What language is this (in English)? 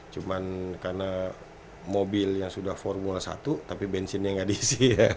Indonesian